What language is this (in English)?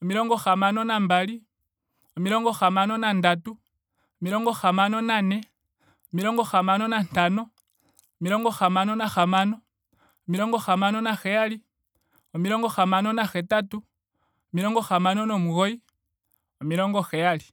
Ndonga